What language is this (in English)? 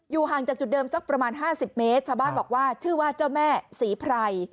Thai